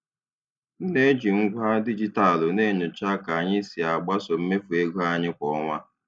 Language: Igbo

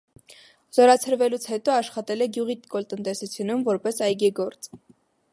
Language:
Armenian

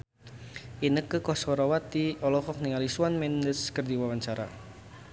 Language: Sundanese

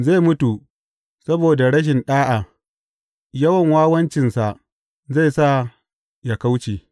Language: Hausa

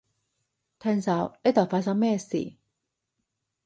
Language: Cantonese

